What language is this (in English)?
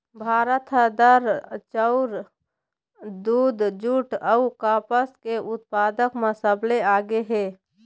Chhattisgarhi